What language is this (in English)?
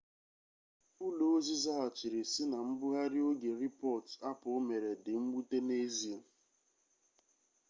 Igbo